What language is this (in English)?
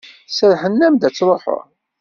Kabyle